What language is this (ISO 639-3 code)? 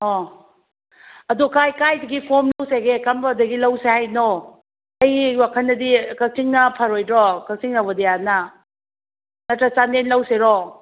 mni